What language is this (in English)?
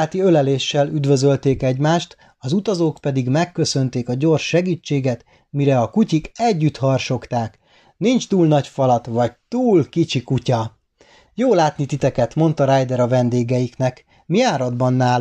Hungarian